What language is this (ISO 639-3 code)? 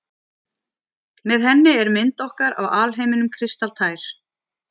isl